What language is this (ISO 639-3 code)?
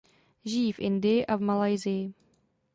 ces